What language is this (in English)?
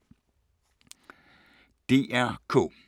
Danish